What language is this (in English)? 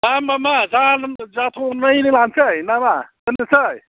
Bodo